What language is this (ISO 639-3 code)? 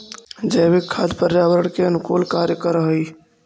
mag